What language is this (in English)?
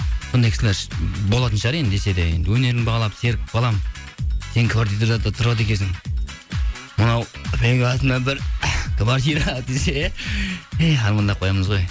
Kazakh